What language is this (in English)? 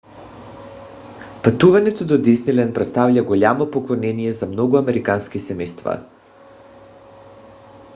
Bulgarian